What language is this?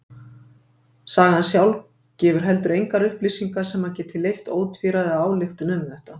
Icelandic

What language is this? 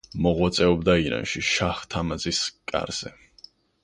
Georgian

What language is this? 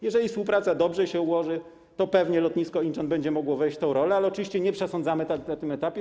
Polish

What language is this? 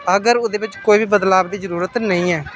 Dogri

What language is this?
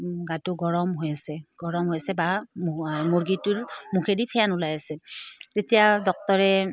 Assamese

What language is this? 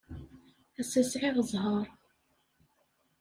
Kabyle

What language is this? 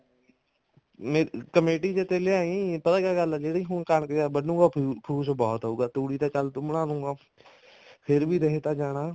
Punjabi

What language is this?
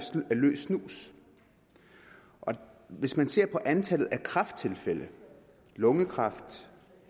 Danish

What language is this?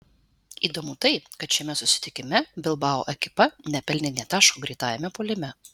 Lithuanian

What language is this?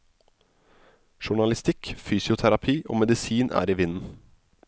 Norwegian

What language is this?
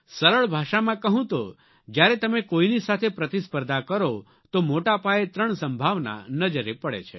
Gujarati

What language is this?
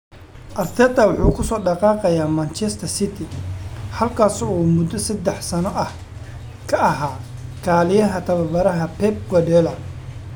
Somali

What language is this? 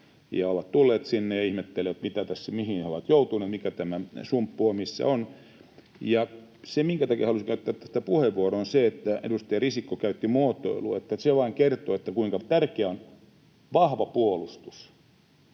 Finnish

